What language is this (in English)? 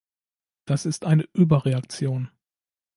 German